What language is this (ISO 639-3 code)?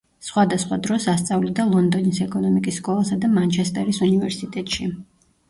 kat